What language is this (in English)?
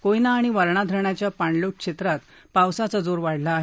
Marathi